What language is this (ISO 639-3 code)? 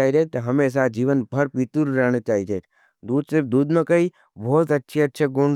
noe